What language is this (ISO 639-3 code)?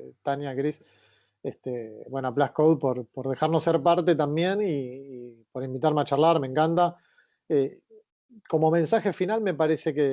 spa